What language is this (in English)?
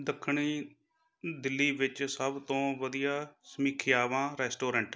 Punjabi